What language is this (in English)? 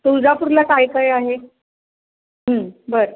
Marathi